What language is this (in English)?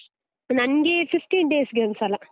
Kannada